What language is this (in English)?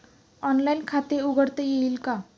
Marathi